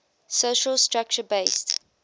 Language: English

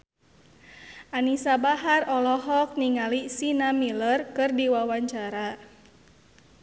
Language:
Sundanese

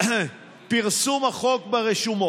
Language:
Hebrew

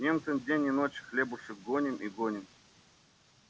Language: Russian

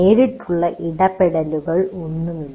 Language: Malayalam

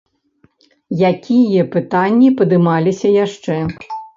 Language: Belarusian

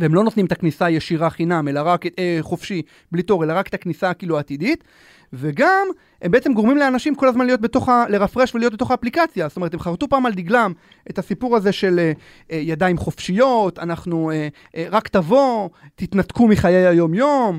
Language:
Hebrew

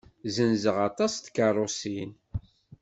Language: Kabyle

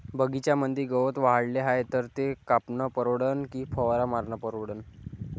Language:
Marathi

